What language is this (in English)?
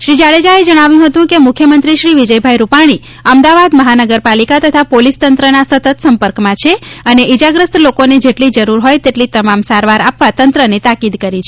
Gujarati